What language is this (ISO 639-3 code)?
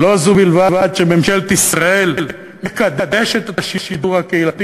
heb